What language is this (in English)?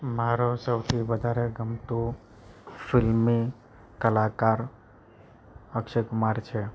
Gujarati